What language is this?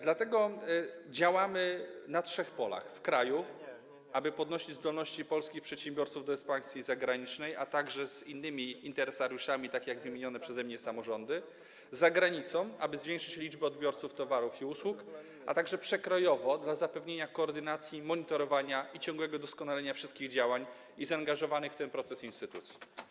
Polish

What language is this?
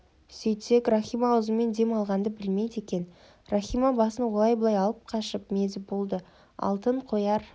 Kazakh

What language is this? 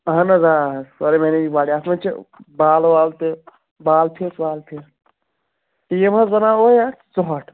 Kashmiri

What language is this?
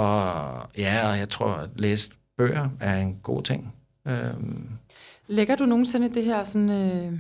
Danish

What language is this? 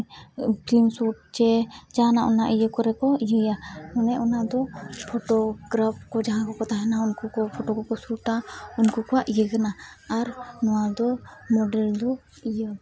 Santali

